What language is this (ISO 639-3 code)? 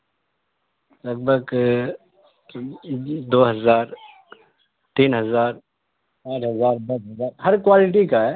urd